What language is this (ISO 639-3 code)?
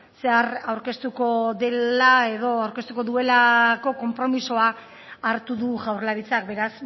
eus